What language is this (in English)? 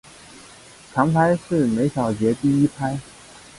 Chinese